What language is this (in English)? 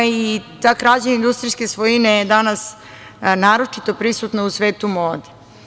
Serbian